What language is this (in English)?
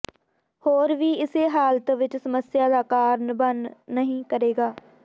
Punjabi